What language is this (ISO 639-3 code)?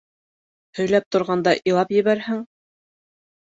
bak